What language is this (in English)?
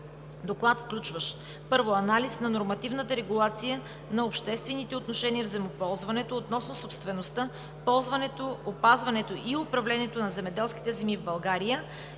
Bulgarian